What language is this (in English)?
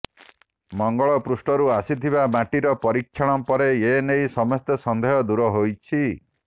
Odia